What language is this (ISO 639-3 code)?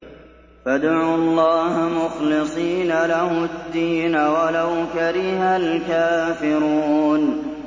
ara